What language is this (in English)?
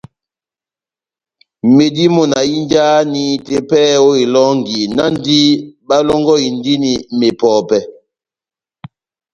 Batanga